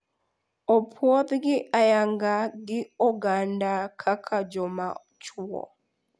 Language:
Luo (Kenya and Tanzania)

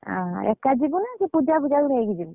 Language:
Odia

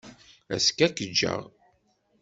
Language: Kabyle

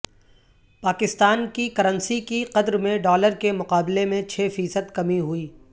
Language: Urdu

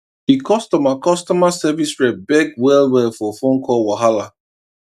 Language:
Nigerian Pidgin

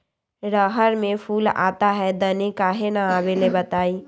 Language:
Magahi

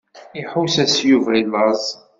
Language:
Kabyle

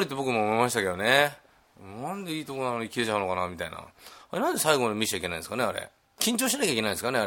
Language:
Japanese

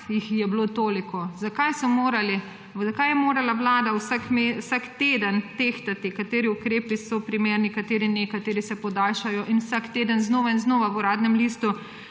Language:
Slovenian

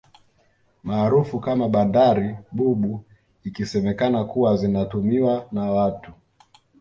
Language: Swahili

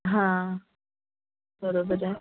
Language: Marathi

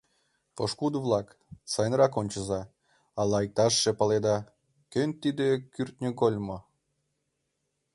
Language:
Mari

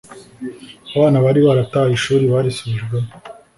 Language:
Kinyarwanda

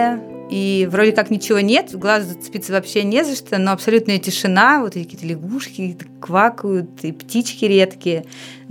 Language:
Russian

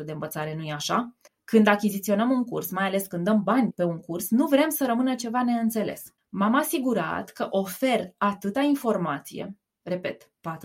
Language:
Romanian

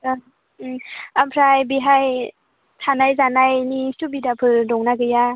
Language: Bodo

